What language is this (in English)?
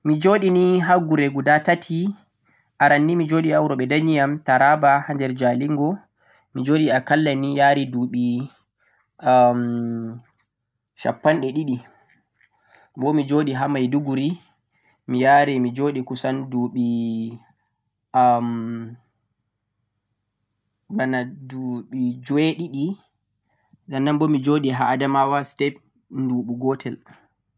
Central-Eastern Niger Fulfulde